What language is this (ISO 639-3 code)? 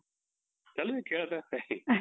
mar